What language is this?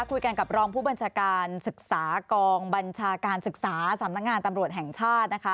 Thai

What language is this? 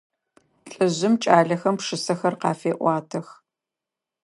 Adyghe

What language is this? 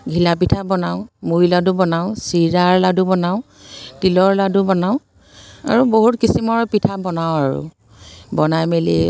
Assamese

